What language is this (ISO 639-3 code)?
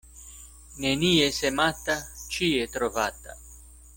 epo